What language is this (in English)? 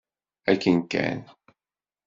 Kabyle